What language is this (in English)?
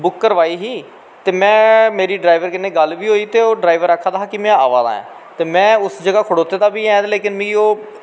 Dogri